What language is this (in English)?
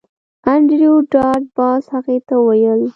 Pashto